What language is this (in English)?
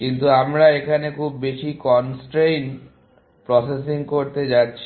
Bangla